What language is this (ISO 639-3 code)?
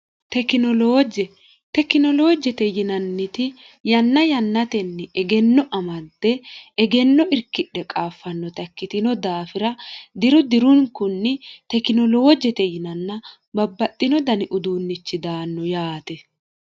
sid